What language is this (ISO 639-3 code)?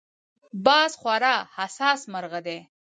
pus